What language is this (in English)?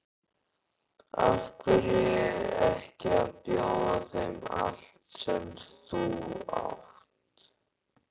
Icelandic